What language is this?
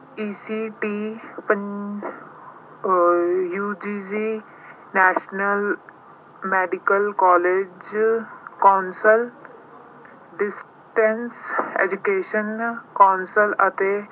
Punjabi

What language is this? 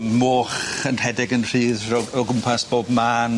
Welsh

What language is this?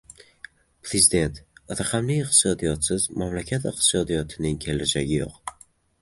Uzbek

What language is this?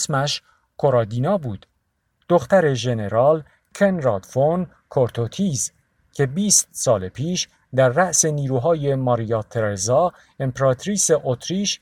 Persian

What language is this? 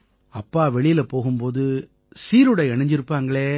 Tamil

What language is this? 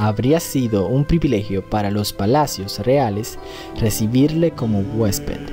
Spanish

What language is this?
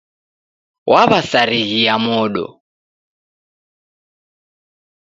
Taita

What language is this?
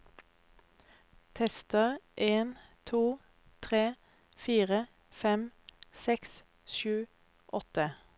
Norwegian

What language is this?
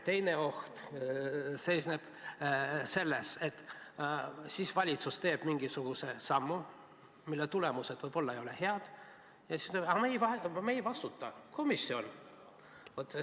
Estonian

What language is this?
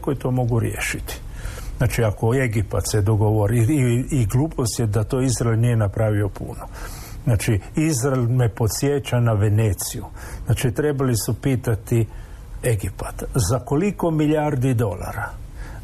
Croatian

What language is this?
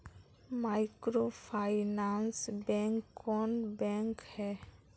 Magahi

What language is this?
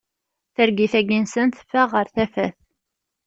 Kabyle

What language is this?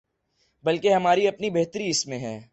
Urdu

